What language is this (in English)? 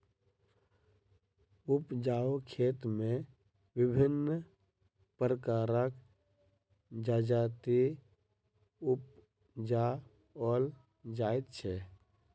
Maithili